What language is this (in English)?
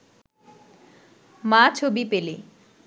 Bangla